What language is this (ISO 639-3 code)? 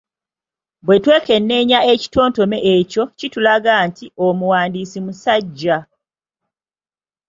lug